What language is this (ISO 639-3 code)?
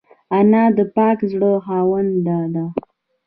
pus